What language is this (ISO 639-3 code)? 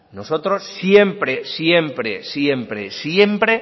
spa